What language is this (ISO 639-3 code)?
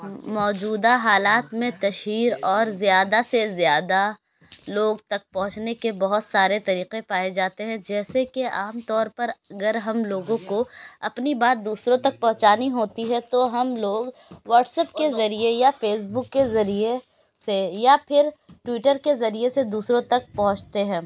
urd